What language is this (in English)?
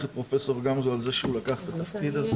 Hebrew